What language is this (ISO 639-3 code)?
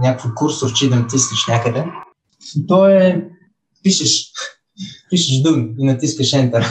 bul